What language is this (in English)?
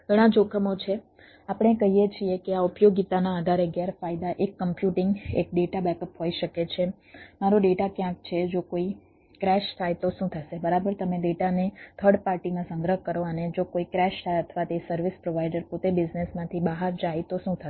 Gujarati